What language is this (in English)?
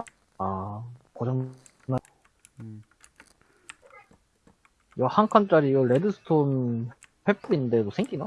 Korean